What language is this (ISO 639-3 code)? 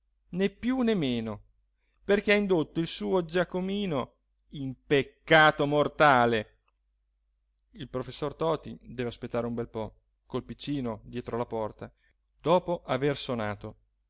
ita